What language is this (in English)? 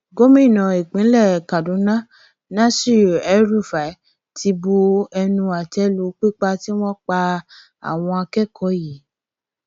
Yoruba